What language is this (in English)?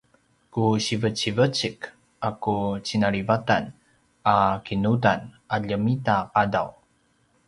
Paiwan